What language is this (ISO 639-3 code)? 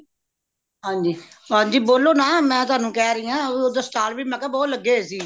pan